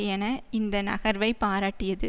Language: Tamil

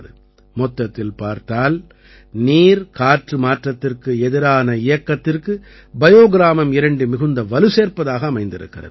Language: Tamil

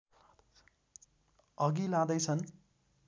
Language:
Nepali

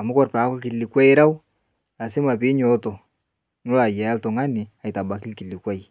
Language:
Masai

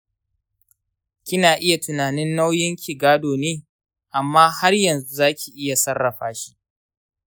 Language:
Hausa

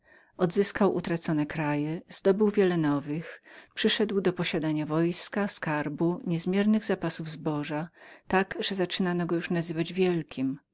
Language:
Polish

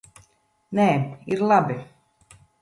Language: Latvian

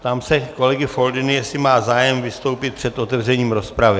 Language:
Czech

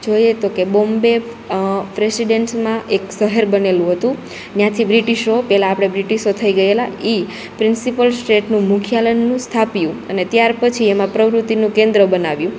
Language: Gujarati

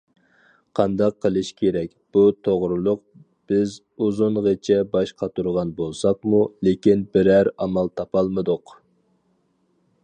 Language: Uyghur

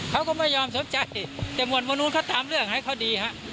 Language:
Thai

